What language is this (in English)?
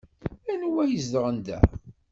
Kabyle